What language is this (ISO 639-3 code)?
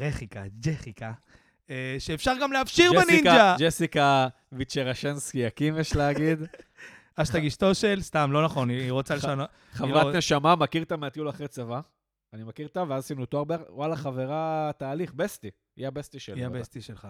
heb